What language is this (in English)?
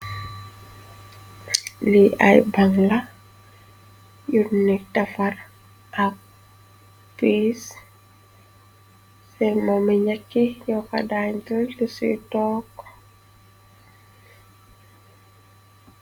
Wolof